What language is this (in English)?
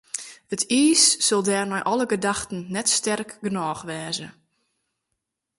Western Frisian